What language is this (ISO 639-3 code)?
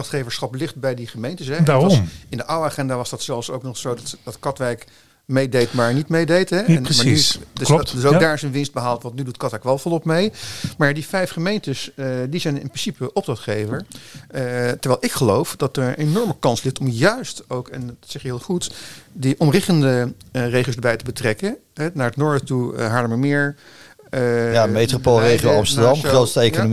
nld